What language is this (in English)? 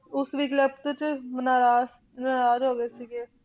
Punjabi